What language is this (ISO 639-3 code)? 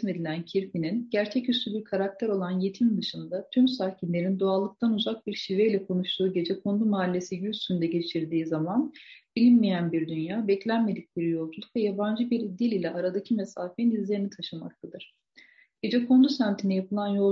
tur